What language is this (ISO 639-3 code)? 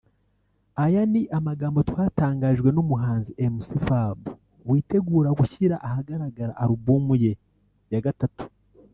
kin